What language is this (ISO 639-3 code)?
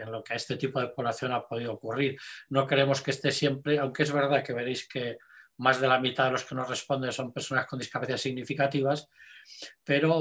spa